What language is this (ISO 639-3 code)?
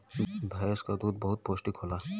bho